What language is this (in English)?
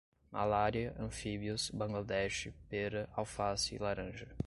Portuguese